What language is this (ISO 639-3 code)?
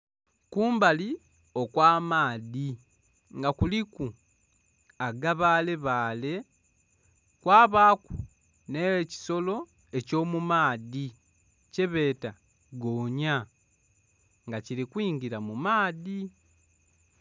xog